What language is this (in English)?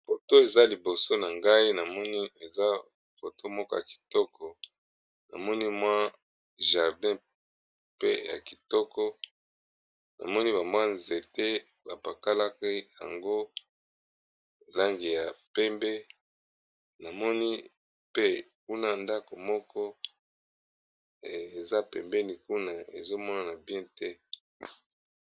Lingala